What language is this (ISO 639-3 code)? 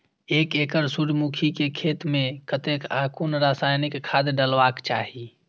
mai